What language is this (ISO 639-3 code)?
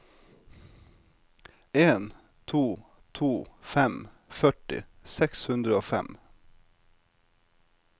nor